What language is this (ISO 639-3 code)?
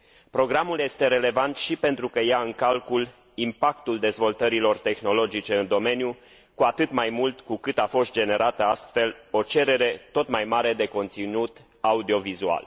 ron